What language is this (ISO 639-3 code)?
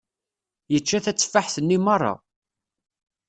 kab